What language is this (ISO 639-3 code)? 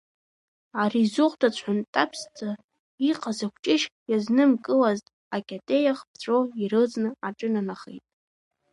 abk